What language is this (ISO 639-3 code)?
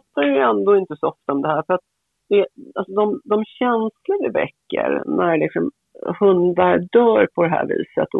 swe